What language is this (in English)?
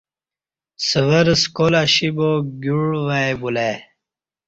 Kati